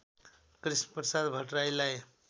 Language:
Nepali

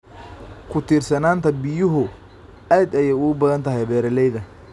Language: Somali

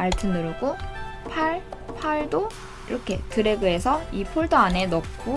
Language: Korean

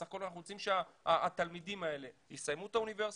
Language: Hebrew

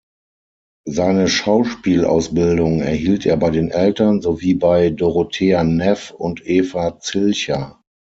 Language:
German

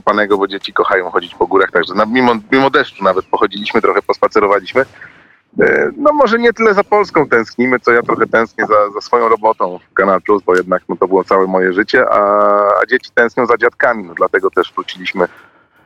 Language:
Polish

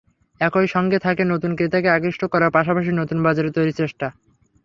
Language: Bangla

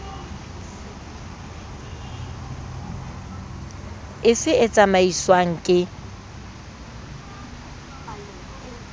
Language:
Southern Sotho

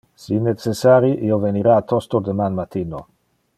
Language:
Interlingua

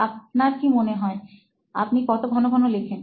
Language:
Bangla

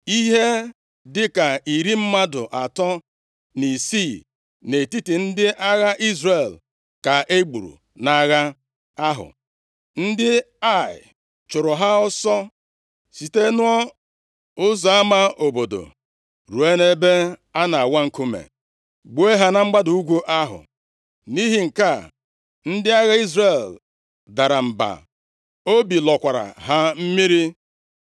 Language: Igbo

